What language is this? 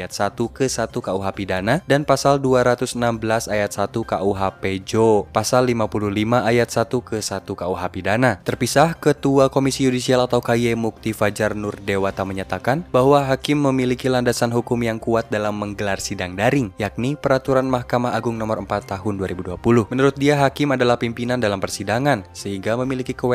Indonesian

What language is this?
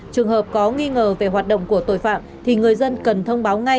Vietnamese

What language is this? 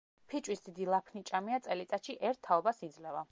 Georgian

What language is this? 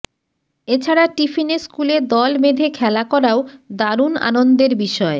Bangla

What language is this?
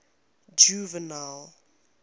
English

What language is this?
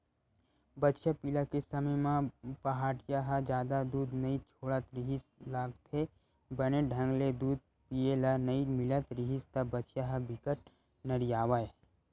Chhattisgarhi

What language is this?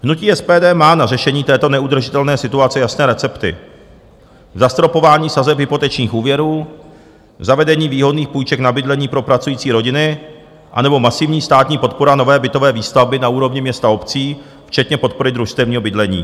Czech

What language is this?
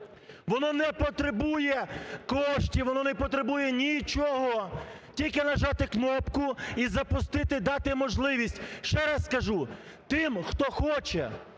Ukrainian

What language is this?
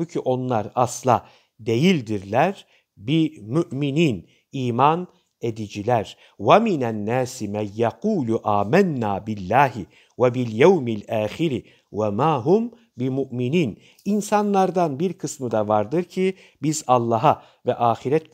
Turkish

